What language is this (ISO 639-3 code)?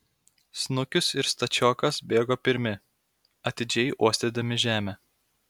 lit